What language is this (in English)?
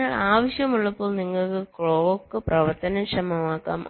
Malayalam